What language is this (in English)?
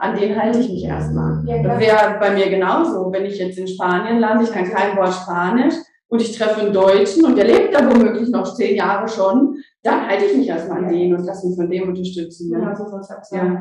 German